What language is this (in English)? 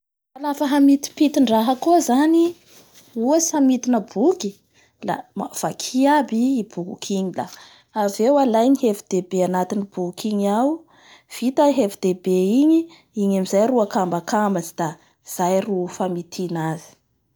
Bara Malagasy